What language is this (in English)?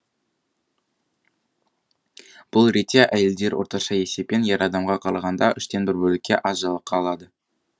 Kazakh